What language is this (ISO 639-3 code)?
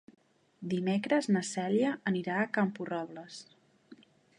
cat